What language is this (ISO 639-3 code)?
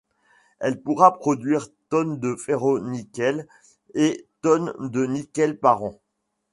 fra